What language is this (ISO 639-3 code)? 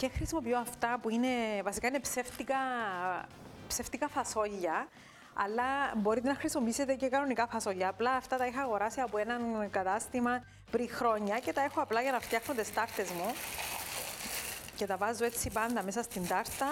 ell